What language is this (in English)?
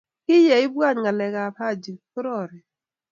Kalenjin